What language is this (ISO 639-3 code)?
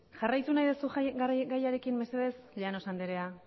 eus